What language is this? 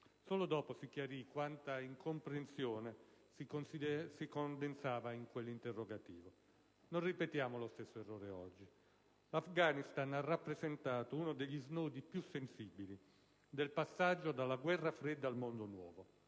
Italian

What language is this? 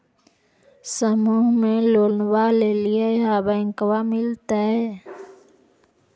Magahi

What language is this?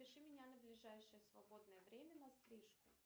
Russian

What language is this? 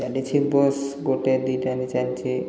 Odia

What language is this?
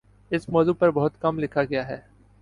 Urdu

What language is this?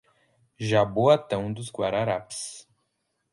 Portuguese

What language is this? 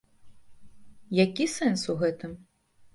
Belarusian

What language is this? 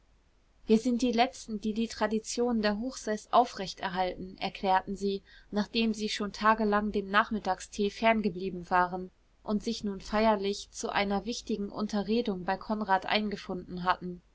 German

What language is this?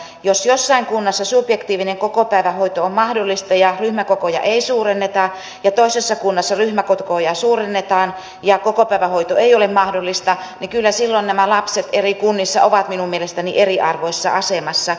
Finnish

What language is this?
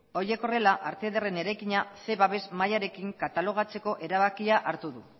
Basque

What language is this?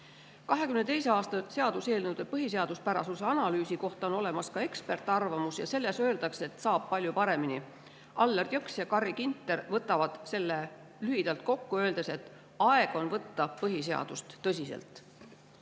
Estonian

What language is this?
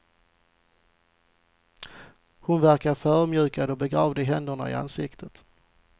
Swedish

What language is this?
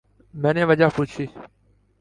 Urdu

